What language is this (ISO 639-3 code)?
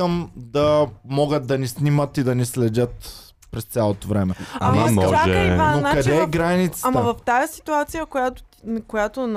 bul